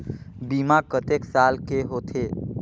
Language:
Chhattisgarhi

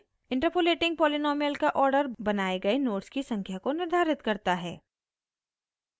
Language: Hindi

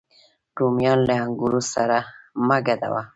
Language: Pashto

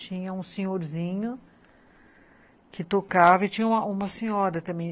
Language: Portuguese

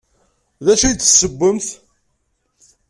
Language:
Kabyle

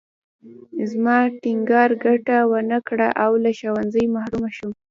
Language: Pashto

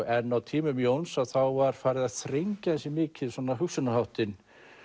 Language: Icelandic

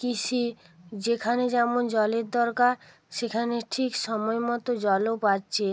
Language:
Bangla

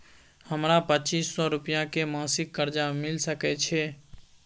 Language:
Maithili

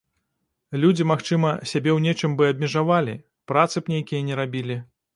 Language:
Belarusian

